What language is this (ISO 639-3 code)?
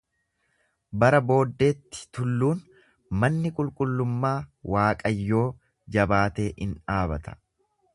orm